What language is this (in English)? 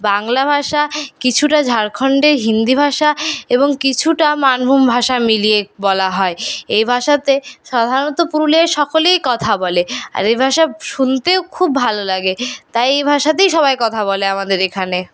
Bangla